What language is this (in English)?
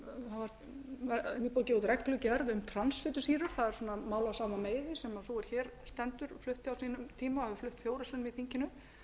Icelandic